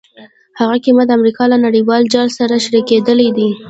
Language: Pashto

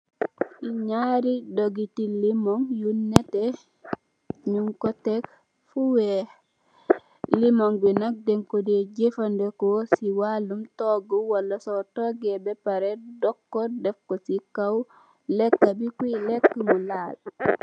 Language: Wolof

